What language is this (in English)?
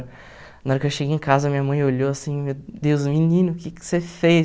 Portuguese